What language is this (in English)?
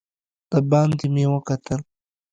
Pashto